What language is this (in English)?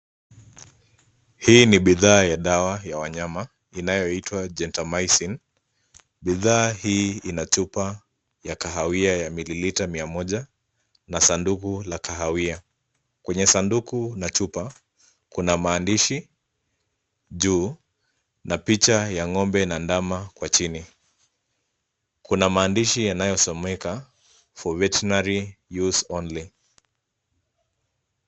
Swahili